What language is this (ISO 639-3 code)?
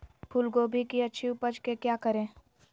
mag